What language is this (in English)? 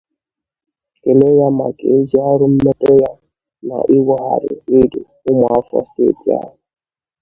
Igbo